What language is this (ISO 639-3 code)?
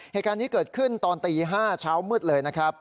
tha